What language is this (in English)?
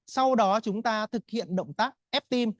Vietnamese